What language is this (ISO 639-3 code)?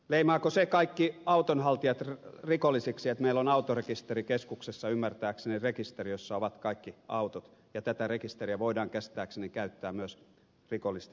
fin